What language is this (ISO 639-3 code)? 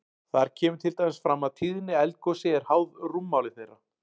isl